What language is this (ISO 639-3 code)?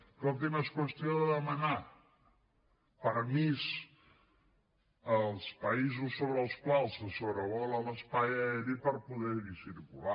cat